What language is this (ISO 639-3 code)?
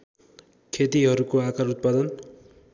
nep